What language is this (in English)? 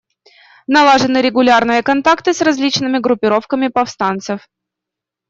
Russian